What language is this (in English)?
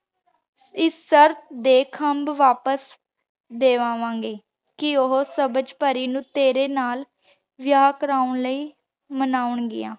Punjabi